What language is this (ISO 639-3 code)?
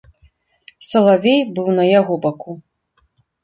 bel